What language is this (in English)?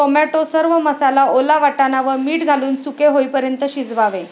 Marathi